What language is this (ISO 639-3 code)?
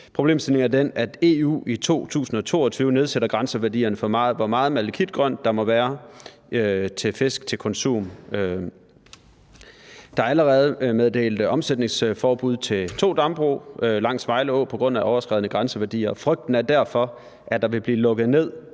dan